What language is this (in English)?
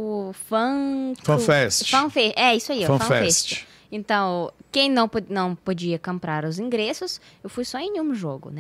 Portuguese